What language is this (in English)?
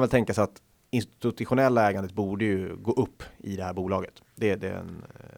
Swedish